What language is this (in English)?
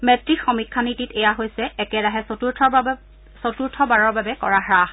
Assamese